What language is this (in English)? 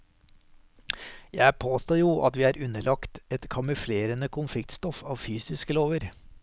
Norwegian